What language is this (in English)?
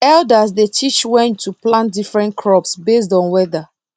Nigerian Pidgin